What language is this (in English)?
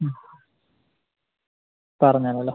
Malayalam